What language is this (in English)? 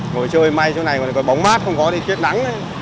Vietnamese